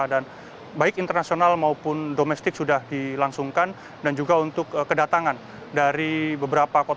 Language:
Indonesian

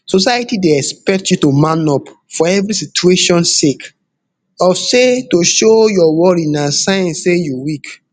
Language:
Nigerian Pidgin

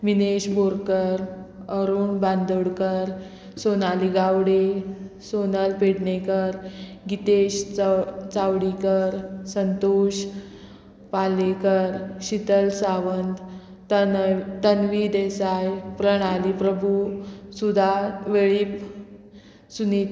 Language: Konkani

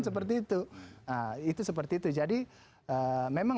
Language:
Indonesian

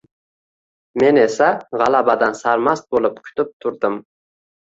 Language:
Uzbek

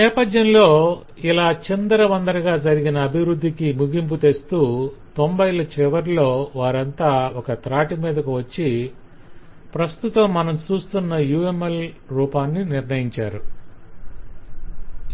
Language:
Telugu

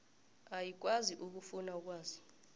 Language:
South Ndebele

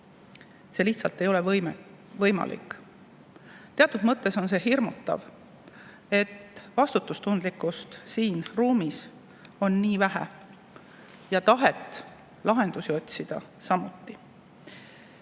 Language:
Estonian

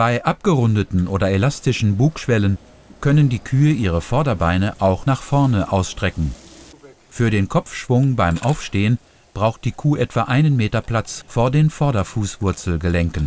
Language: German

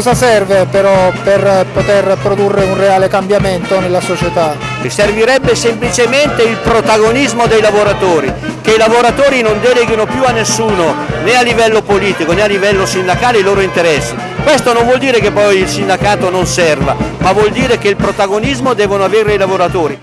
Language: Italian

